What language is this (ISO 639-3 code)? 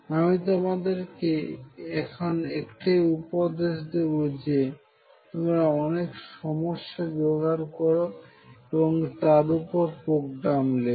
ben